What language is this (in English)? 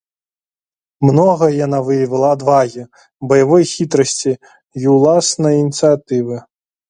Belarusian